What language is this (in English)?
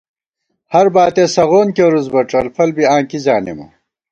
Gawar-Bati